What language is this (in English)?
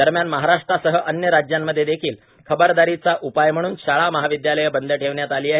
Marathi